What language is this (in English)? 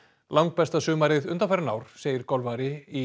Icelandic